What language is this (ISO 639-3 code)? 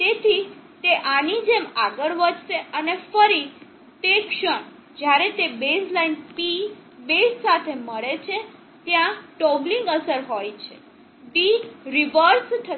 guj